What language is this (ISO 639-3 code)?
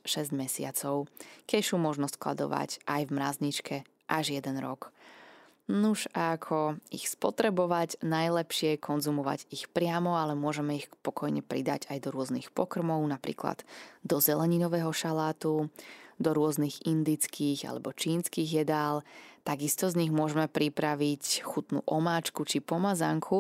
slk